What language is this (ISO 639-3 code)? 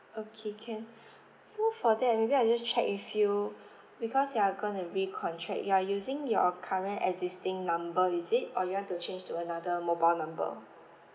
eng